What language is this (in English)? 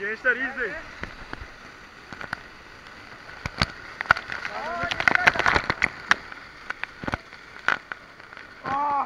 Turkish